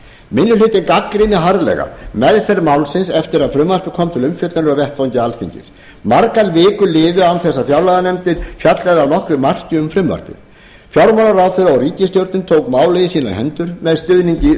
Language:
Icelandic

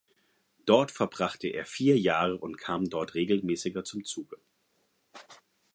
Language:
German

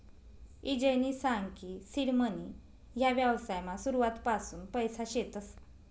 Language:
Marathi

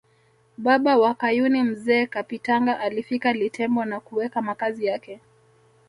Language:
Swahili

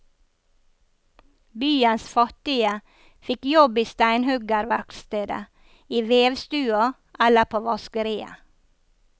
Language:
Norwegian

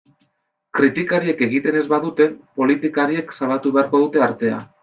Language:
Basque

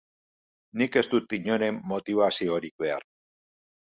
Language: Basque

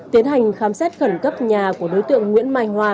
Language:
Vietnamese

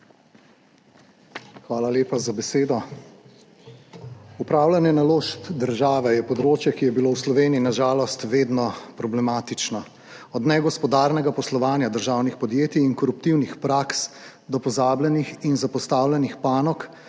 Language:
Slovenian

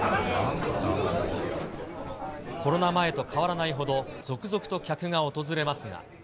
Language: Japanese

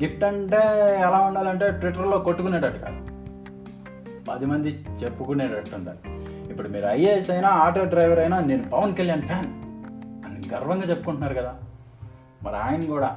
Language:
Telugu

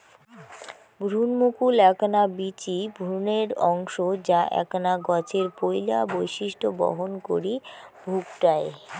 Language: Bangla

